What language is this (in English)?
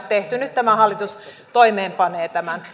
Finnish